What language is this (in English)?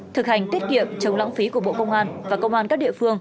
Vietnamese